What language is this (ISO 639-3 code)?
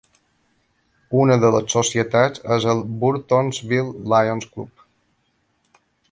cat